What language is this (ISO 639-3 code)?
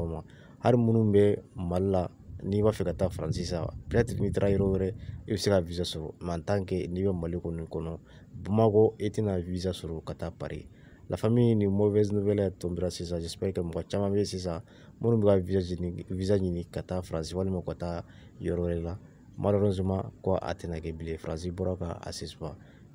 fra